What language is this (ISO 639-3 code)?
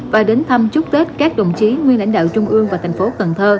vie